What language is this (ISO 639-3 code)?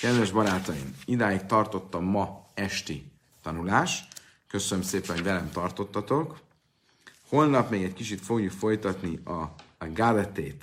hun